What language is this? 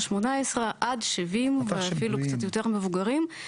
Hebrew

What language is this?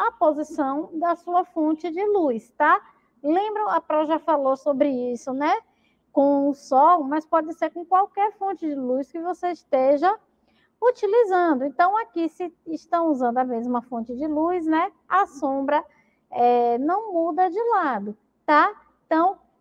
Portuguese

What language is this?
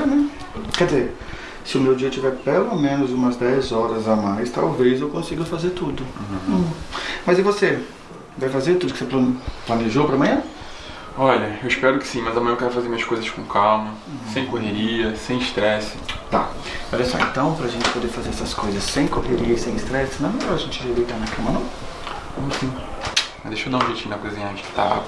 Portuguese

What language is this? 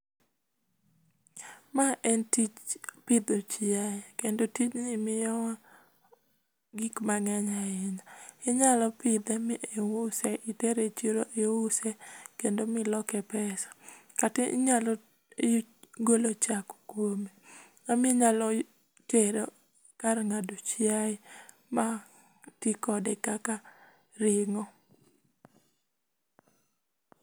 Luo (Kenya and Tanzania)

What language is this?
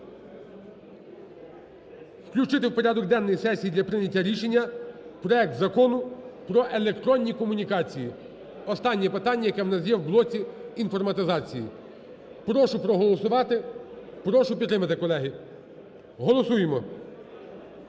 Ukrainian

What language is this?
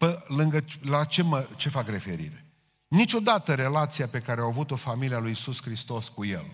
Romanian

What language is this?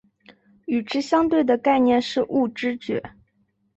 Chinese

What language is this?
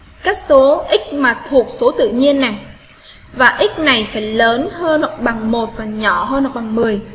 Vietnamese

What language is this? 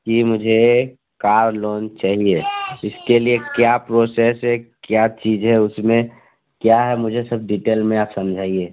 Hindi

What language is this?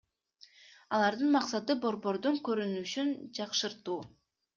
Kyrgyz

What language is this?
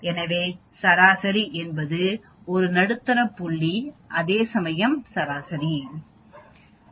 Tamil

